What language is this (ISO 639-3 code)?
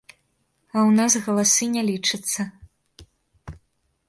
bel